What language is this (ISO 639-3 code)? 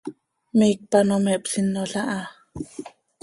sei